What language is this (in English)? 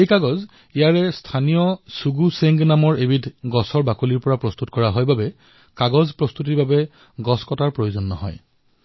Assamese